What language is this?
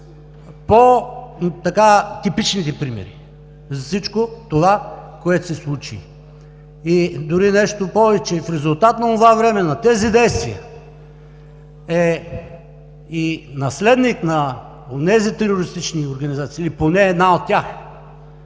Bulgarian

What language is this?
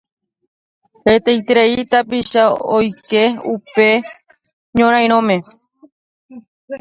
Guarani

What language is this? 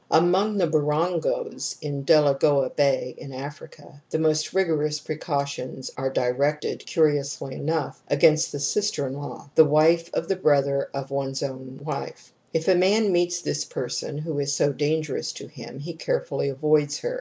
English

